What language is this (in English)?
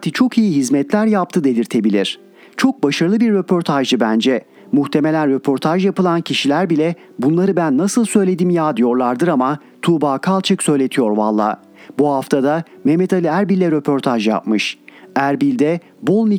Turkish